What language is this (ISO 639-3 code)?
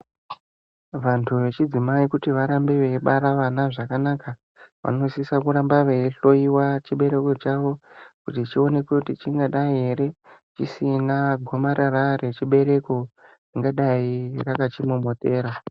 ndc